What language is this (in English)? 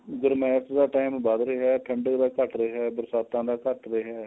Punjabi